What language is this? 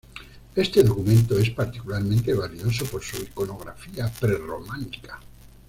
Spanish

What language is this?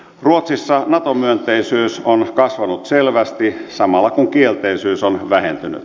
Finnish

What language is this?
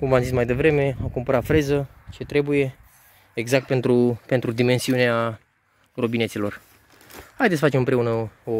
Romanian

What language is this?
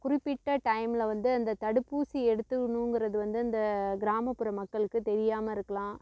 Tamil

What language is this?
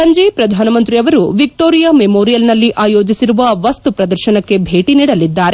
Kannada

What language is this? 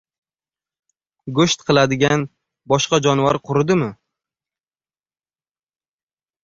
Uzbek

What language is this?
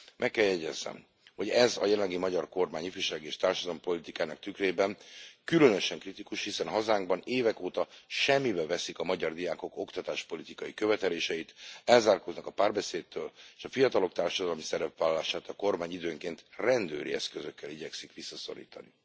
Hungarian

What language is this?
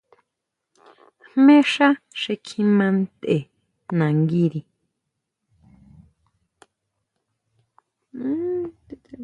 Huautla Mazatec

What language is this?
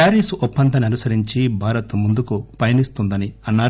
Telugu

